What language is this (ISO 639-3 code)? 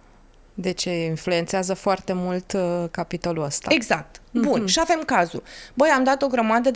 ron